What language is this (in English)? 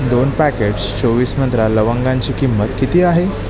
Marathi